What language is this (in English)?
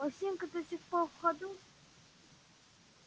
Russian